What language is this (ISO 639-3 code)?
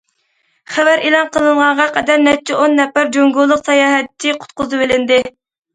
uig